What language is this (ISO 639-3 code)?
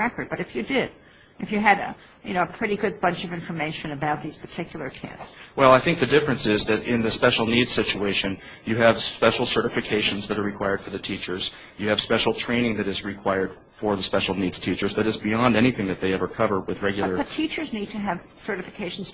eng